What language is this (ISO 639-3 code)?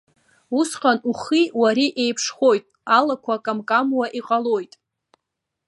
abk